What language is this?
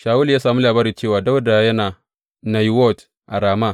Hausa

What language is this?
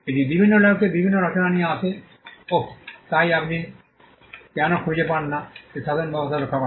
Bangla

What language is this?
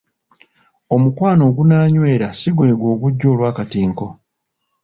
Ganda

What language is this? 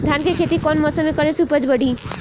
Bhojpuri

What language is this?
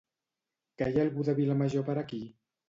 Catalan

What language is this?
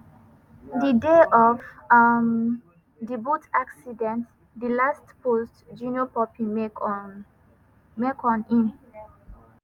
Nigerian Pidgin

